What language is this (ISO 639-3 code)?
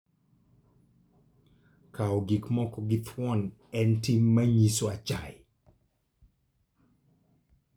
luo